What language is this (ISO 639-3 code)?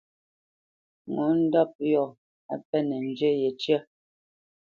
bce